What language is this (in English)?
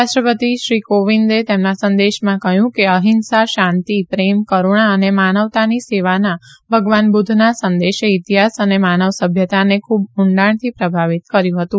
Gujarati